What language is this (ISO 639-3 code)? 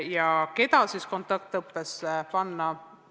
est